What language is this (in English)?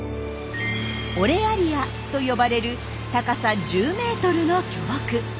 Japanese